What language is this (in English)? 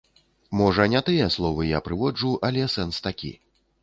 Belarusian